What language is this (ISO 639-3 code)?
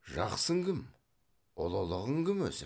kaz